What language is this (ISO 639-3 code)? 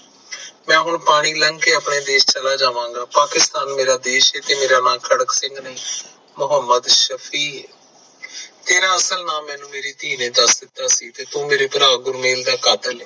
pan